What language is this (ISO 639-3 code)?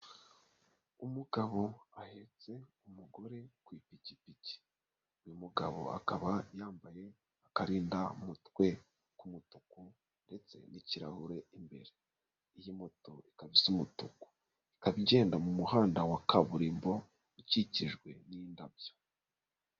kin